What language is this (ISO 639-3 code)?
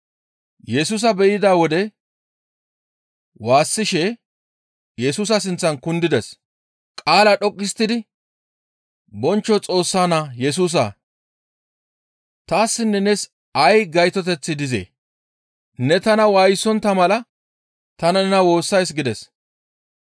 gmv